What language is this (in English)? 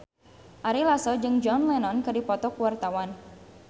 Sundanese